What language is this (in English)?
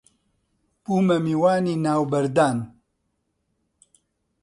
Central Kurdish